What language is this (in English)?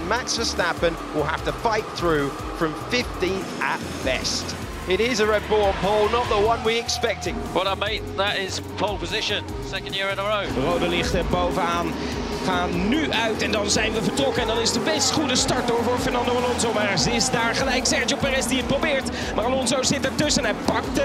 Dutch